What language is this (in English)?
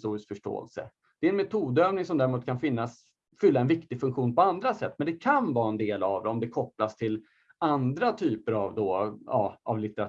Swedish